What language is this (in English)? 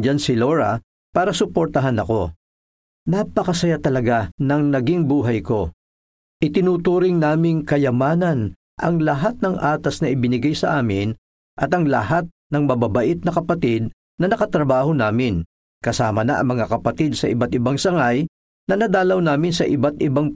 Filipino